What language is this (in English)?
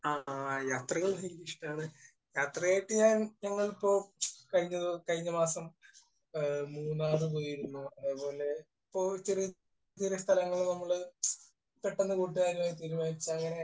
Malayalam